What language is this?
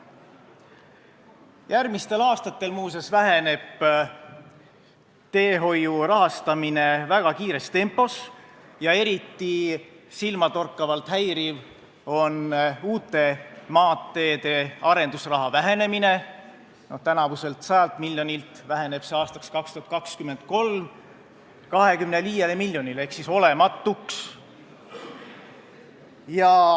Estonian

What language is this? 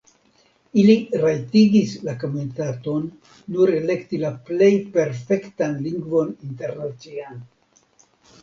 Esperanto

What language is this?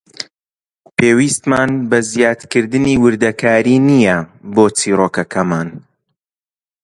Central Kurdish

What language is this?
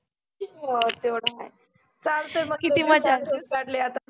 Marathi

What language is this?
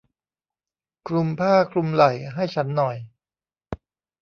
Thai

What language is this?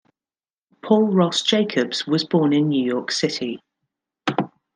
English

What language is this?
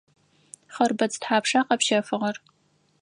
Adyghe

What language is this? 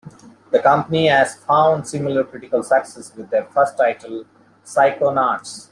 English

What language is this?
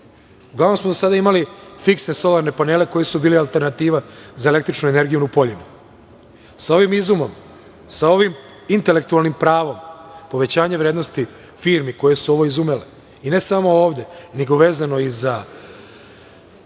Serbian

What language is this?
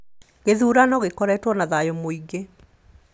Kikuyu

